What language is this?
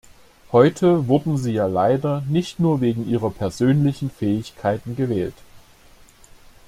German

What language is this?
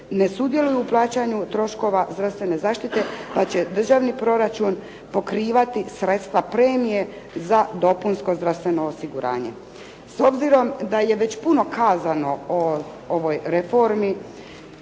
Croatian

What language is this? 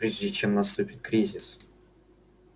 Russian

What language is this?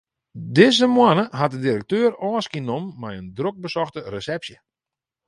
Western Frisian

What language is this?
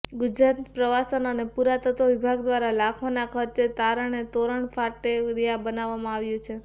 Gujarati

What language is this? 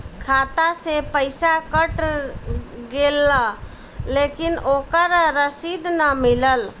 Bhojpuri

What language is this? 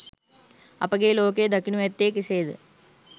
Sinhala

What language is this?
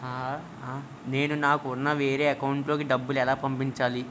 Telugu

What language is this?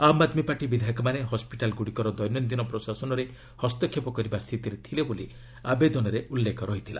Odia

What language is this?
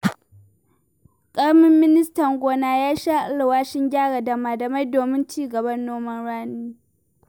Hausa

